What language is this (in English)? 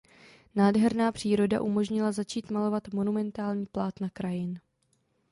Czech